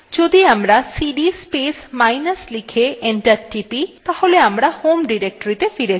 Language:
Bangla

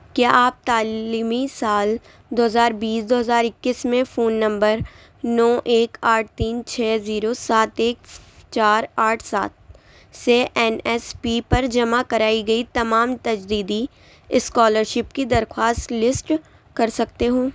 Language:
Urdu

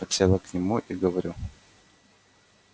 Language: Russian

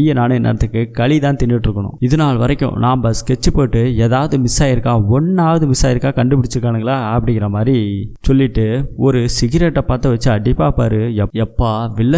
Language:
Tamil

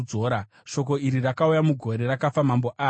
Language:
Shona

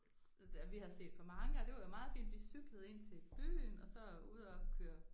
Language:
Danish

